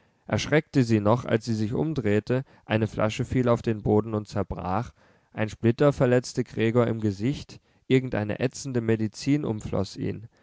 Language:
German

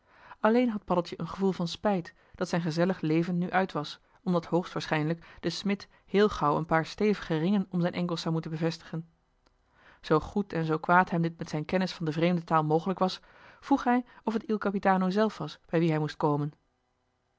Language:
Dutch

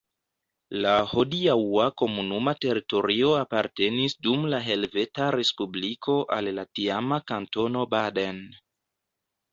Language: Esperanto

